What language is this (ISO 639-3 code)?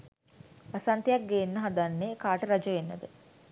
sin